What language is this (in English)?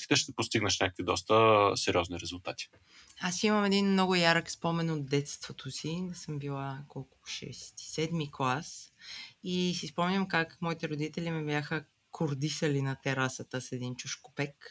Bulgarian